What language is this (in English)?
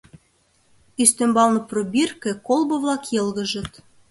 Mari